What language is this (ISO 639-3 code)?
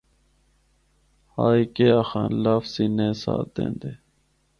hno